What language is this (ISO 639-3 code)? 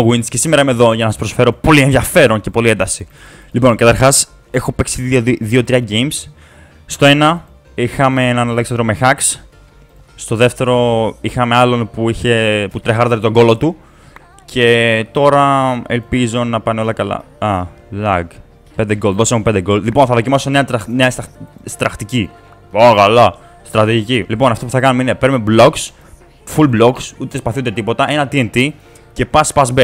ell